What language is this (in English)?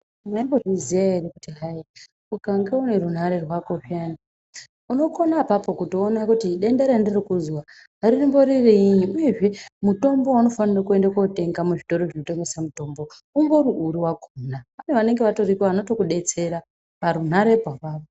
Ndau